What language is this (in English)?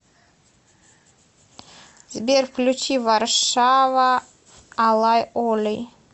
Russian